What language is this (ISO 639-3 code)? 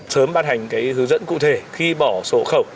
vie